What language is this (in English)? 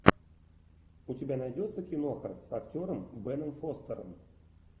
Russian